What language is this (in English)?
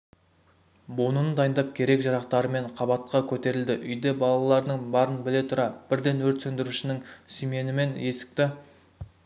Kazakh